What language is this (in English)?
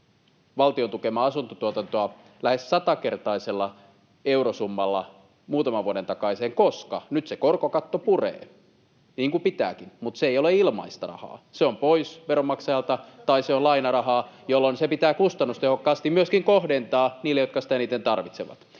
Finnish